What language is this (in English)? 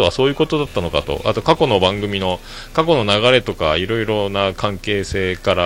Japanese